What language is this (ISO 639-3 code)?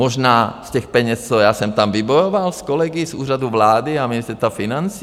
ces